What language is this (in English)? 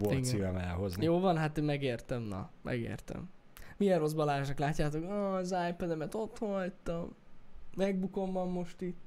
Hungarian